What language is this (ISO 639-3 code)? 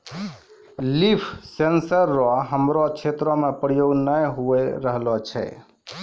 mai